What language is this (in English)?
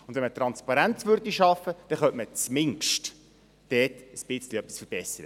Swiss German